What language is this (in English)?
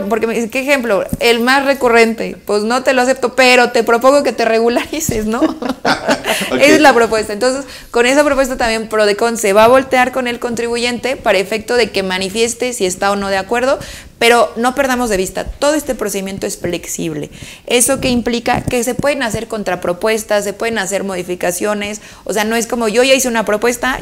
Spanish